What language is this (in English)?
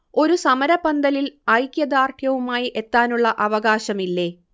Malayalam